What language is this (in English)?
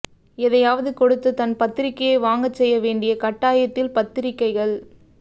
Tamil